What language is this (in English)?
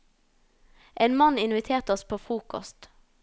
Norwegian